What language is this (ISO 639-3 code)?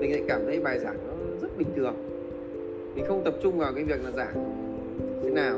vie